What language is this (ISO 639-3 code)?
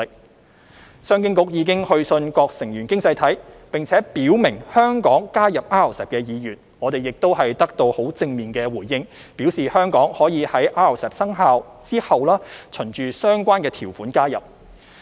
yue